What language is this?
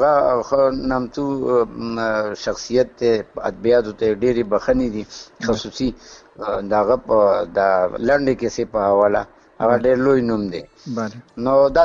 Urdu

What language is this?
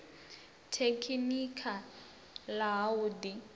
Venda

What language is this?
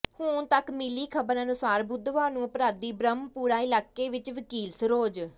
Punjabi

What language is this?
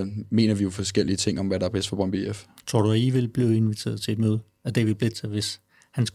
Danish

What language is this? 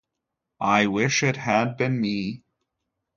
English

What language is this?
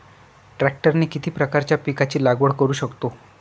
Marathi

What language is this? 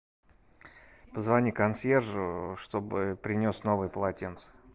Russian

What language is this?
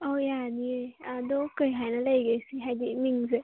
Manipuri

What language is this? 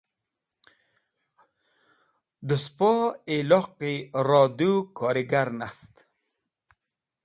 Wakhi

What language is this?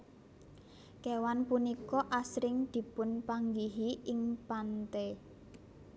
Javanese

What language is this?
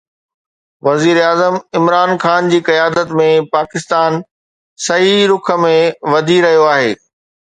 Sindhi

